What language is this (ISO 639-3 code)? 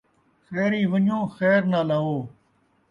skr